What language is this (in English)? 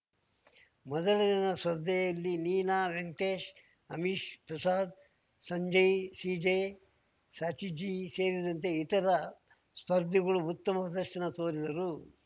Kannada